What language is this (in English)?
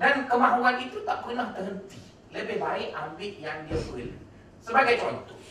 Malay